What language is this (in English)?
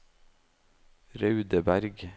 Norwegian